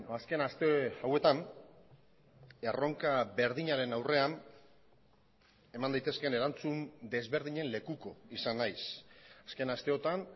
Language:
Basque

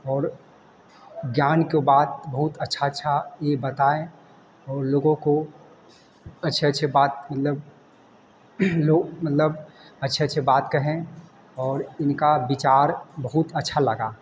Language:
Hindi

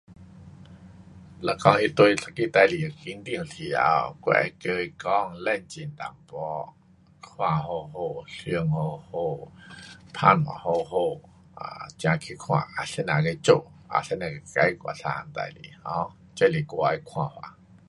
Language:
Pu-Xian Chinese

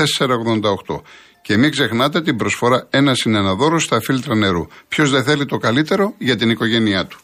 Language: Greek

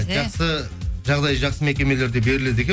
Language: Kazakh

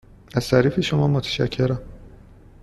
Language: Persian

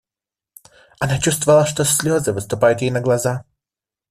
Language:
Russian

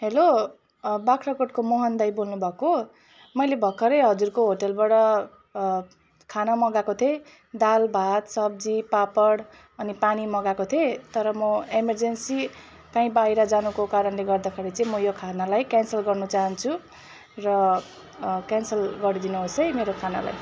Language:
Nepali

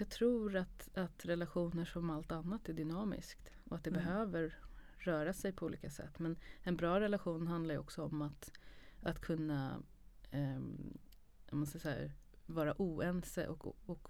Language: Swedish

